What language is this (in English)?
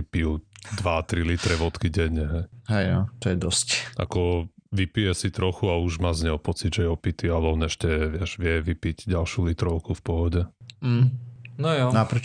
Slovak